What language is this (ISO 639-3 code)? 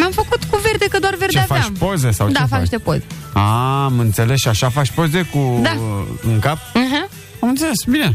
ron